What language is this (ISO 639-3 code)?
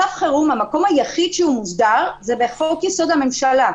heb